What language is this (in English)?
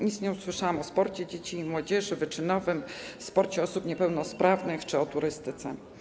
Polish